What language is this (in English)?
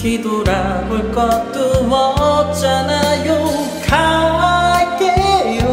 Korean